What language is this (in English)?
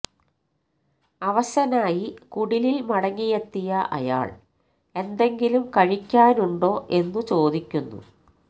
Malayalam